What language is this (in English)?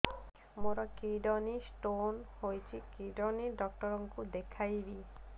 Odia